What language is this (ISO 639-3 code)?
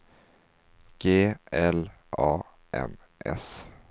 swe